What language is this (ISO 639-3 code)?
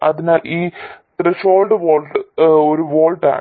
mal